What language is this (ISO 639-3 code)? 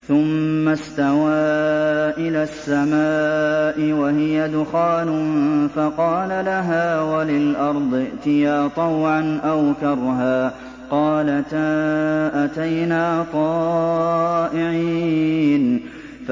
ara